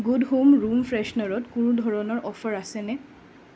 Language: Assamese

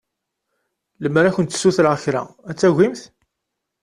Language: Kabyle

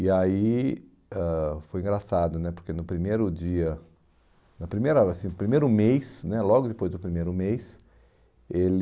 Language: Portuguese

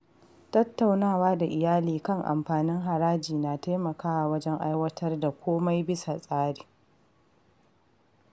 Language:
Hausa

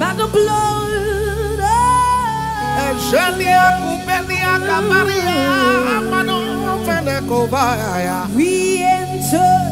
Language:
English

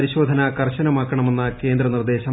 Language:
Malayalam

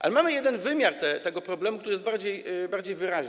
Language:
Polish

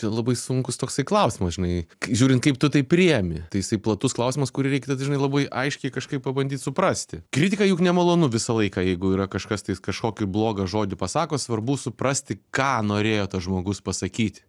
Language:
Lithuanian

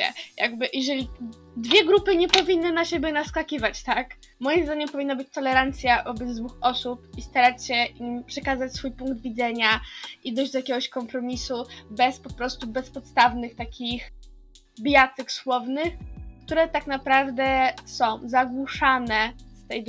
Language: Polish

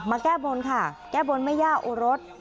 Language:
Thai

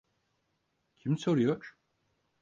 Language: Turkish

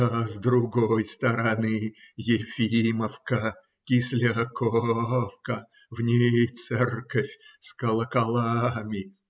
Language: Russian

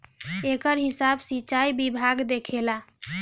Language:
Bhojpuri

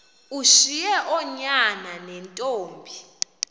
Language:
Xhosa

